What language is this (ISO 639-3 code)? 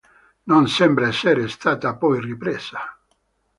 ita